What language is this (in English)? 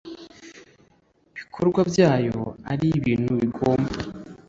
Kinyarwanda